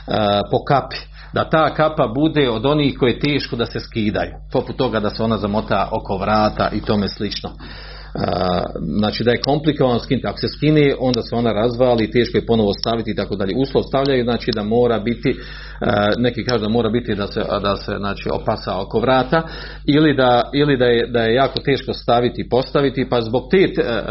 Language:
Croatian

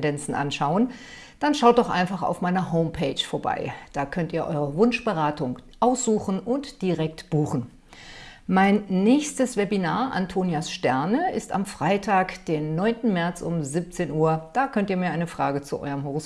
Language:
German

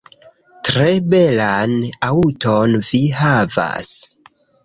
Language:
Esperanto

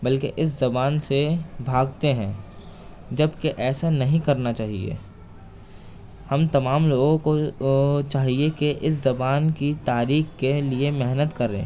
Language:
Urdu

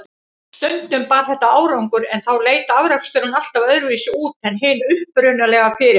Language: Icelandic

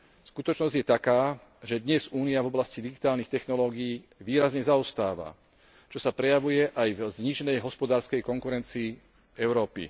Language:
Slovak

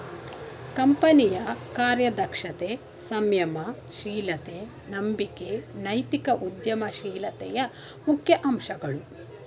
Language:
Kannada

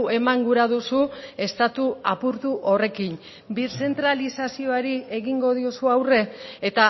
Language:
Basque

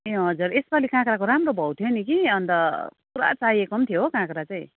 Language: Nepali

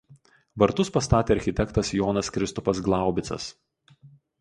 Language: Lithuanian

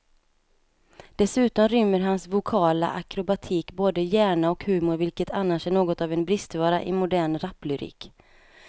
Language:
Swedish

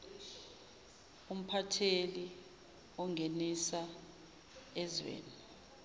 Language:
Zulu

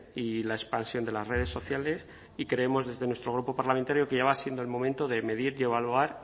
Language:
Spanish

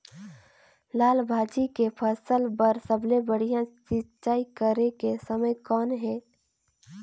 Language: Chhattisgarhi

